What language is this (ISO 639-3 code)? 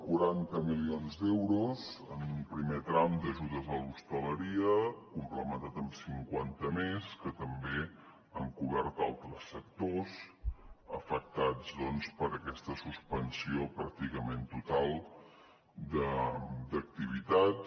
cat